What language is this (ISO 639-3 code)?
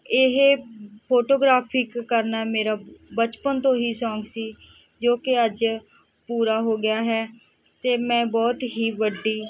pan